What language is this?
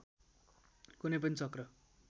Nepali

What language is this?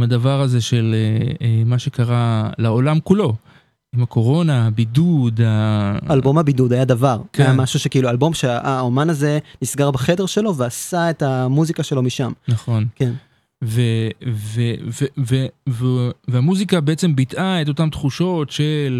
Hebrew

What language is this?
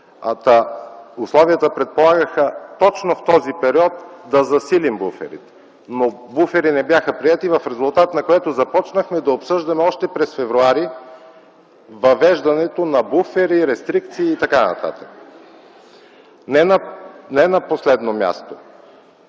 Bulgarian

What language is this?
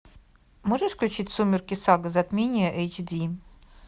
Russian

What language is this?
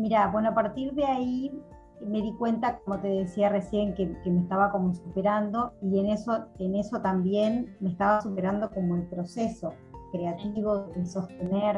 Spanish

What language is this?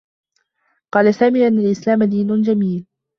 Arabic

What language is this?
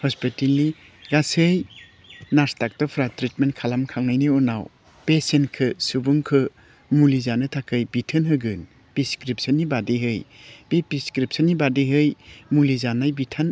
Bodo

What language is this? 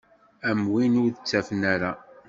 Kabyle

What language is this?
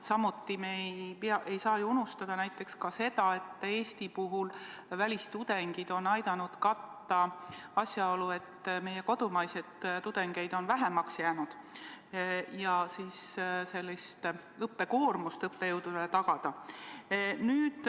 Estonian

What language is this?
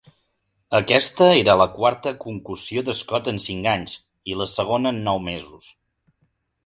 Catalan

